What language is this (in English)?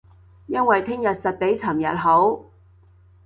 Cantonese